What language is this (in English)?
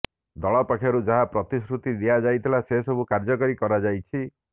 Odia